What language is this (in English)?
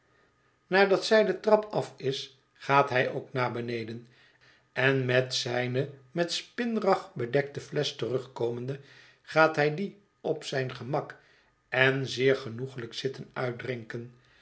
Dutch